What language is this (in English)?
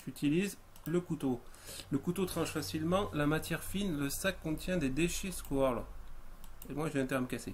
French